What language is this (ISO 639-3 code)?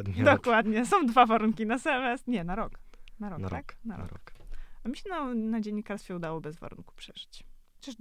pol